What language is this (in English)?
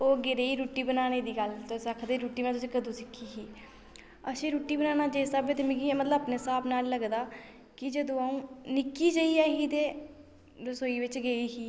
Dogri